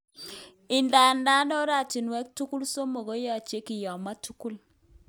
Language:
Kalenjin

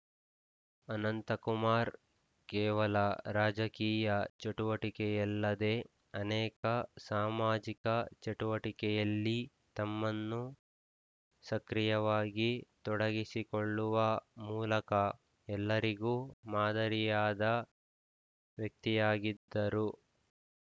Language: Kannada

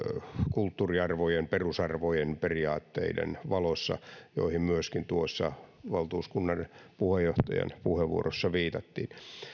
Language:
Finnish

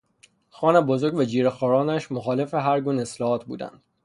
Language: Persian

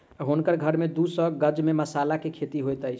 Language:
Maithili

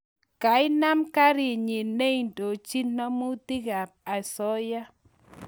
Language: Kalenjin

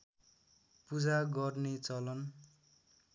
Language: Nepali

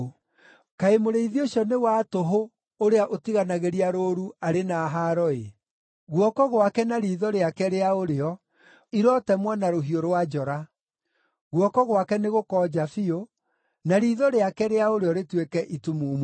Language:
Kikuyu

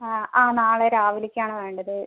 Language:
Malayalam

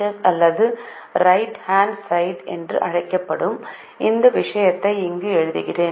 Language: Tamil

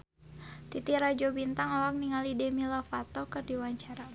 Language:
Sundanese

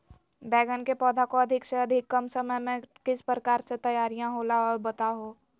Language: Magahi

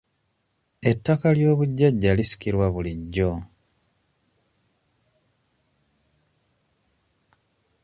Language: Ganda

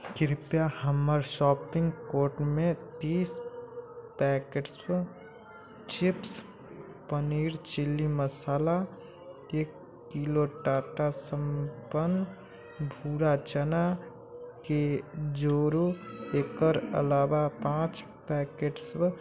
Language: Maithili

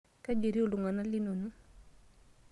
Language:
Masai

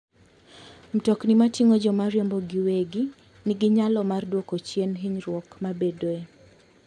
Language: Luo (Kenya and Tanzania)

